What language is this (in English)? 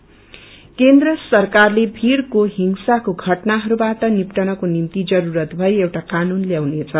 Nepali